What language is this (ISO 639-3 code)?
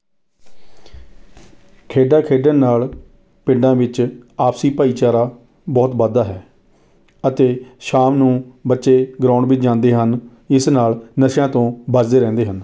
pan